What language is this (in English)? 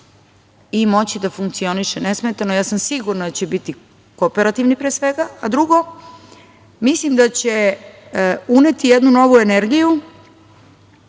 Serbian